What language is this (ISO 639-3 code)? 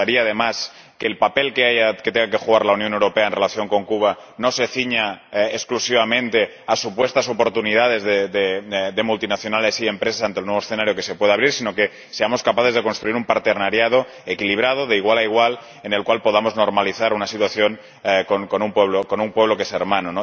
spa